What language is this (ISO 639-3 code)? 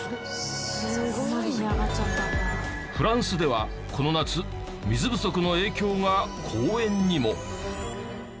jpn